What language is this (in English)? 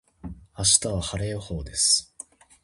Japanese